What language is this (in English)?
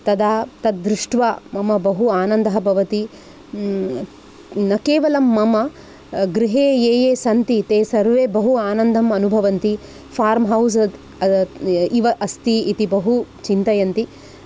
Sanskrit